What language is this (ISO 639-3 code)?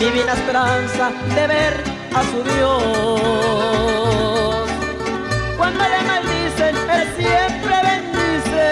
spa